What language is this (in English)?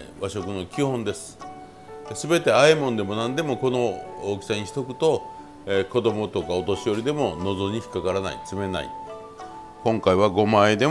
Japanese